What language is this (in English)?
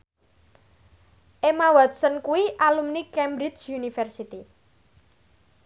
Javanese